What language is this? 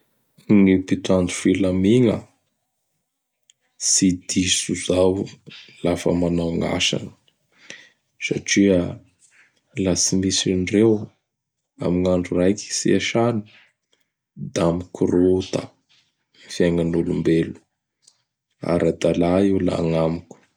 Bara Malagasy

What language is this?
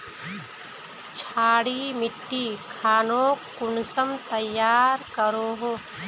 Magahi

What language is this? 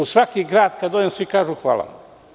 Serbian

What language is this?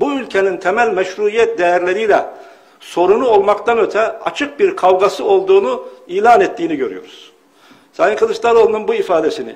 Turkish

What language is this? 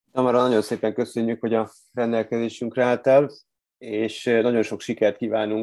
Hungarian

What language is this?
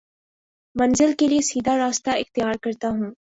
Urdu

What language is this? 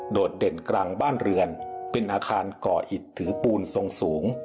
Thai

